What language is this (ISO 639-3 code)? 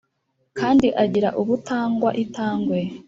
kin